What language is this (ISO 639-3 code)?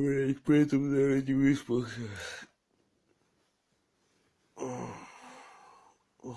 rus